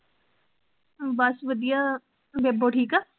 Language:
Punjabi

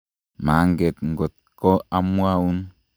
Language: Kalenjin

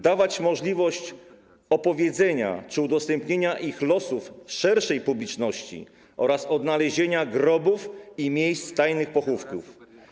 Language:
Polish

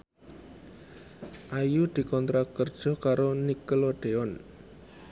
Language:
Javanese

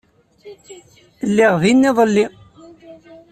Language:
Kabyle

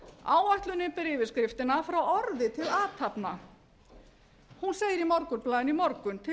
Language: Icelandic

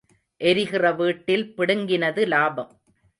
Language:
Tamil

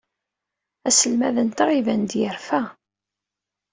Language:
Kabyle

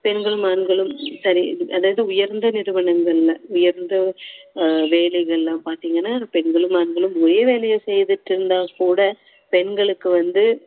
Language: Tamil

